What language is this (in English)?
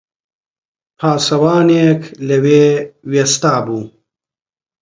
Central Kurdish